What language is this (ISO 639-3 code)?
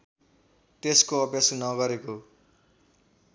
nep